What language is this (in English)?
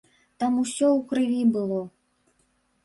Belarusian